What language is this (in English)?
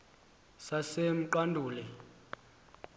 Xhosa